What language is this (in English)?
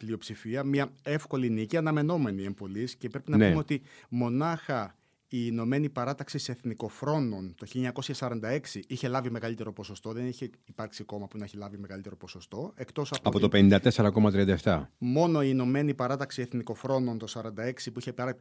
Greek